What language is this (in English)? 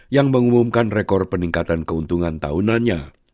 Indonesian